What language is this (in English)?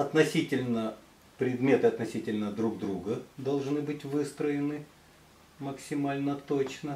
Russian